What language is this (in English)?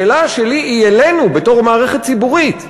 Hebrew